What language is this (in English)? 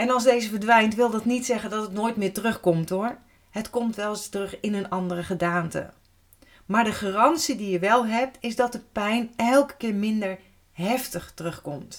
Dutch